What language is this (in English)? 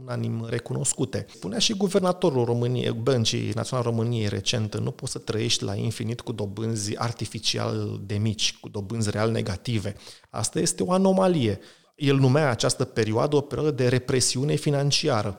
Romanian